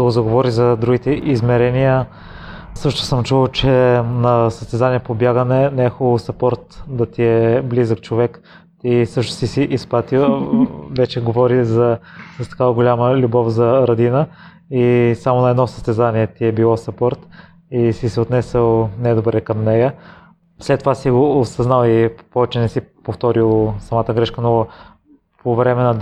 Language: Bulgarian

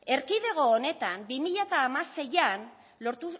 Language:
Basque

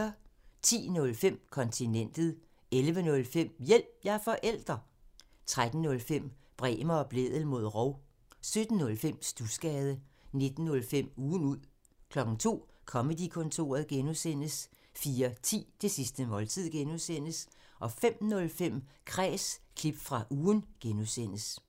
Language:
Danish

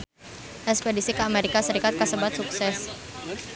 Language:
Sundanese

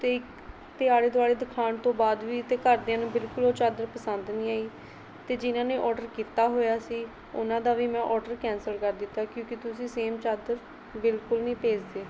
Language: Punjabi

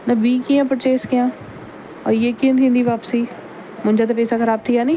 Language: Sindhi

